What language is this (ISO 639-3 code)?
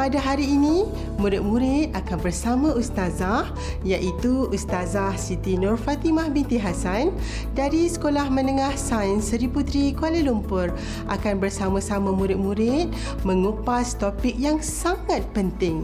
msa